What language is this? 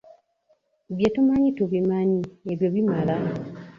Ganda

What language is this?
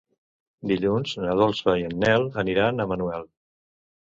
Catalan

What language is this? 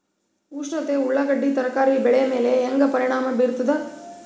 Kannada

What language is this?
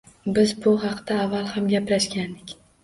Uzbek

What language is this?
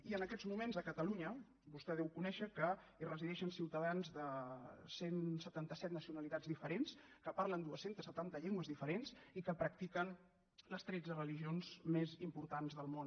Catalan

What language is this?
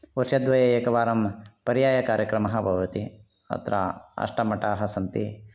Sanskrit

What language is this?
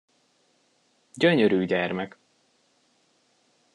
Hungarian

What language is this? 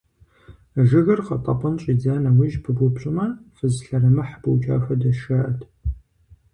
Kabardian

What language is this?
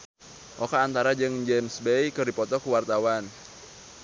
Sundanese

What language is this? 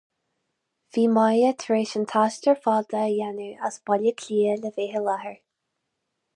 Irish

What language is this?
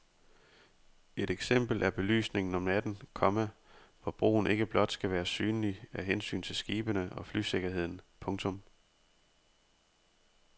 Danish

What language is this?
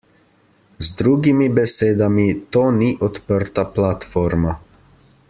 Slovenian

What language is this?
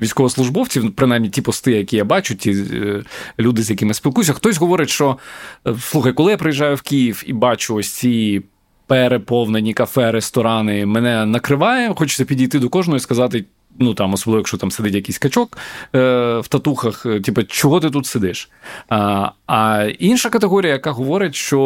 Ukrainian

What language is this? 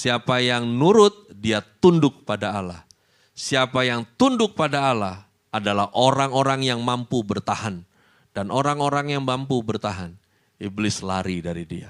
Indonesian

